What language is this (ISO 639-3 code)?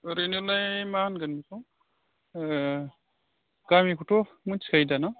brx